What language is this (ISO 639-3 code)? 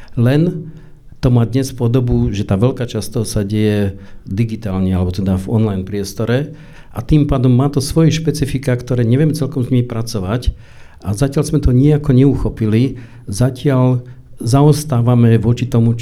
slk